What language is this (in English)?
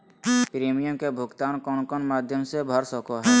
Magahi